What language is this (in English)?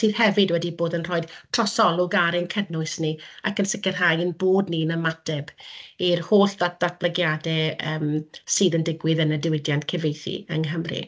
Welsh